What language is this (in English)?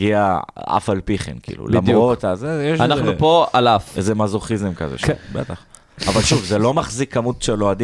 Hebrew